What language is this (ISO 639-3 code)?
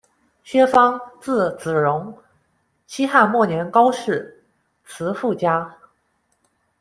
zho